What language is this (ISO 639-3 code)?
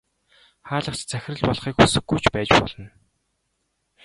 mon